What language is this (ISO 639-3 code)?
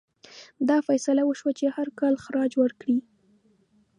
pus